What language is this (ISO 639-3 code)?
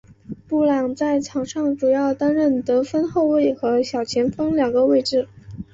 zho